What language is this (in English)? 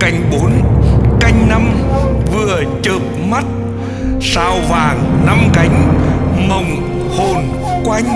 Vietnamese